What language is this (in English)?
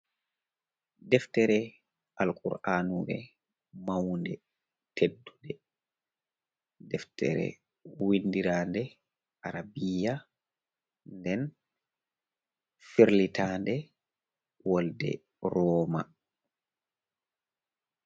Fula